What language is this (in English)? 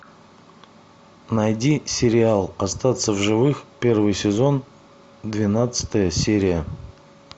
Russian